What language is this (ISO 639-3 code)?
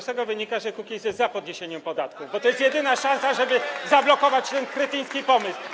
pol